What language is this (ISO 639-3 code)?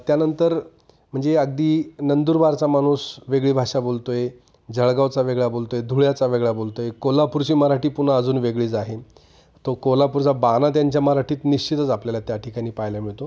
mar